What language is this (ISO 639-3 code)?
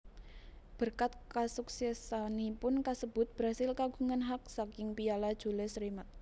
jav